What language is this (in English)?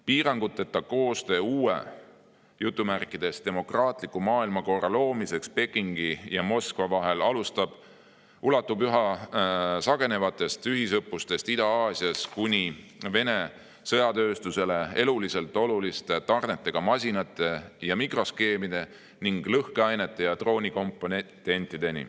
Estonian